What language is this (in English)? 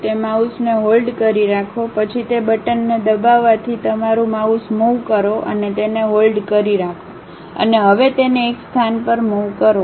Gujarati